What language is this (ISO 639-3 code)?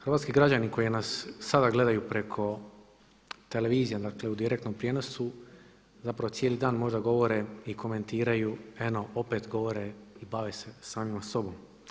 hrv